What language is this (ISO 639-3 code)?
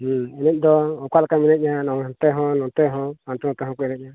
sat